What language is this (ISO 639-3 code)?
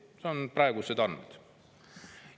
est